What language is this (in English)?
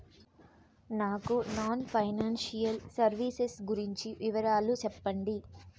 Telugu